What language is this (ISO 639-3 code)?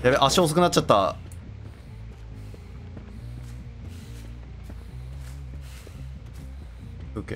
jpn